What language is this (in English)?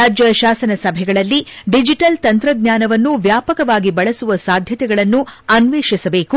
Kannada